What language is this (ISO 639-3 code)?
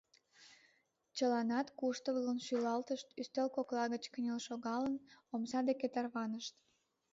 chm